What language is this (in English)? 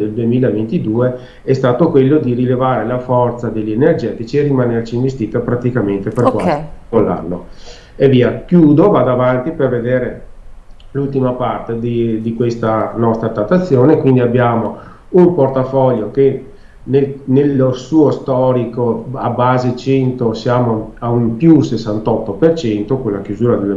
Italian